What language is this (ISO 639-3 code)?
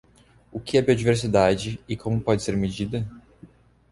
por